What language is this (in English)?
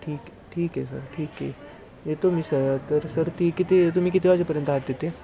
Marathi